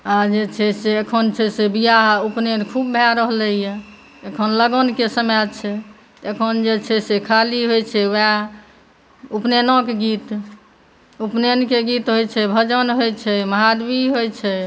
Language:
Maithili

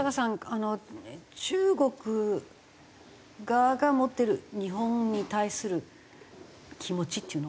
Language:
Japanese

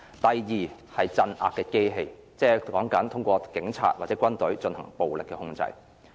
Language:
Cantonese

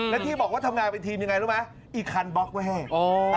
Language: Thai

